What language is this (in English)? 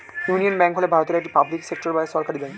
Bangla